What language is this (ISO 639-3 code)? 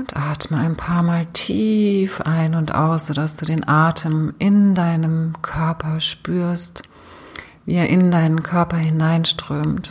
deu